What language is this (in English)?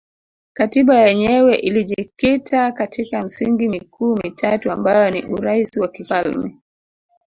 Swahili